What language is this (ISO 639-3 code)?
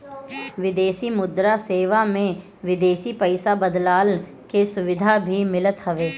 bho